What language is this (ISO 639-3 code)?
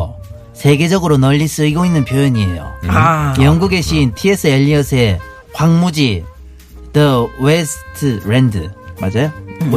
kor